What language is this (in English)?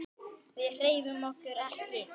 Icelandic